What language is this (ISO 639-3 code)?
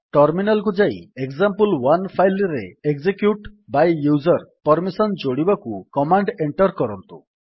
ori